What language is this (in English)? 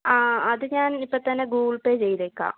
Malayalam